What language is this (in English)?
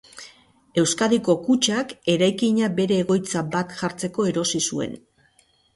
Basque